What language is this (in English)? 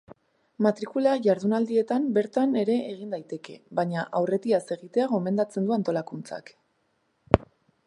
Basque